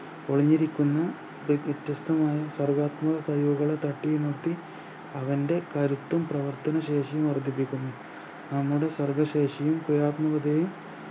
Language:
Malayalam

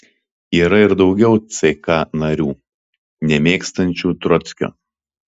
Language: Lithuanian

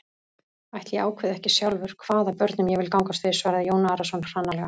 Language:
Icelandic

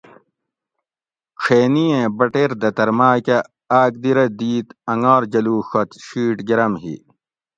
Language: Gawri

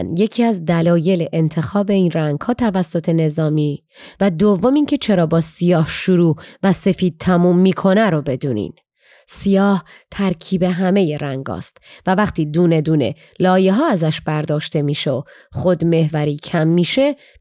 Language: Persian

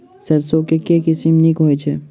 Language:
Maithili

